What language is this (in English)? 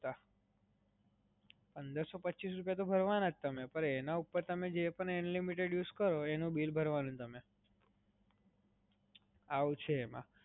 Gujarati